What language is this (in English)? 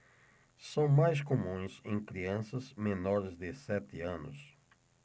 Portuguese